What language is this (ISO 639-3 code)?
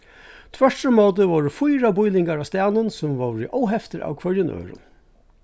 fao